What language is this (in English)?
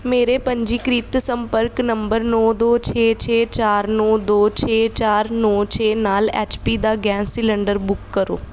Punjabi